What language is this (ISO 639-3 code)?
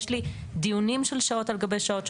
heb